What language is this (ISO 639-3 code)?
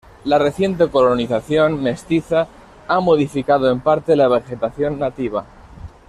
spa